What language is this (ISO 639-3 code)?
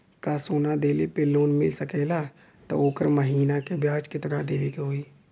bho